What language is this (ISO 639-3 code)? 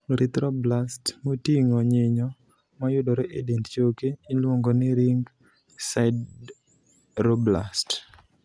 luo